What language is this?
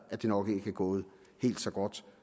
Danish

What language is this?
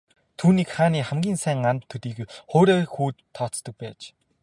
Mongolian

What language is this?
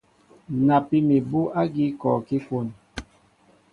Mbo (Cameroon)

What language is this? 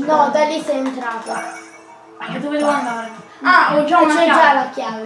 Italian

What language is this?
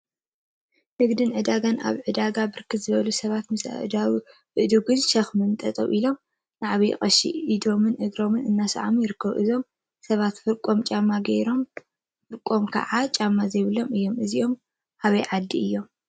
Tigrinya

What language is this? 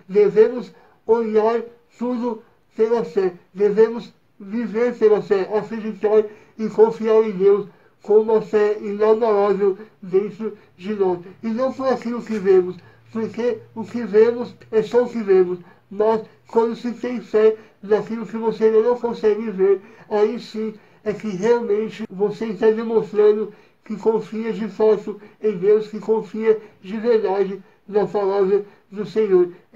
Portuguese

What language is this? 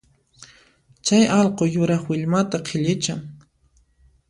Puno Quechua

